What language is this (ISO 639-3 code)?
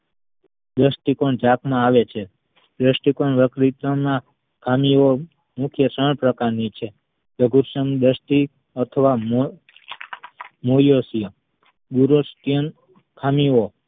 guj